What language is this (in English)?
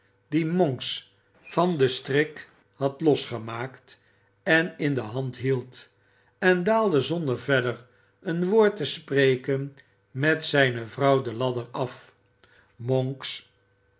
Dutch